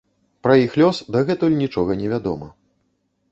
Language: Belarusian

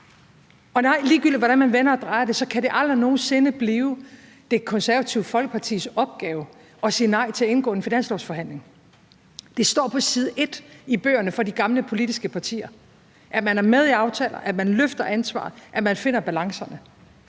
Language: Danish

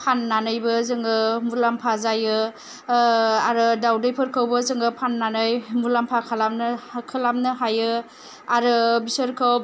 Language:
Bodo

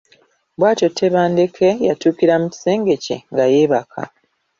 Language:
Ganda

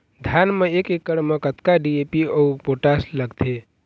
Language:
Chhattisgarhi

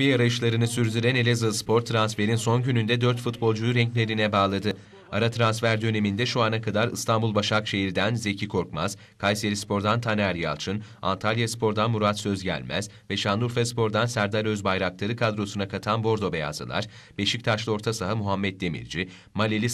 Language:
Turkish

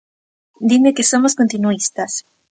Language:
Galician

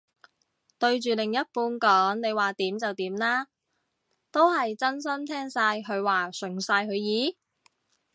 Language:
Cantonese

